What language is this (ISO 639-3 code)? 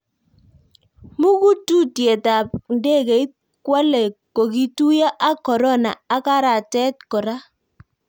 kln